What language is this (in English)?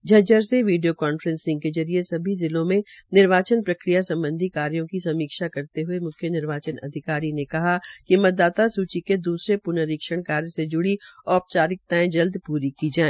Hindi